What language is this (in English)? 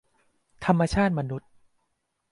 Thai